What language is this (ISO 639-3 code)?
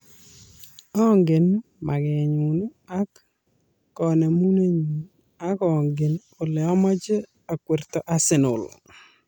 kln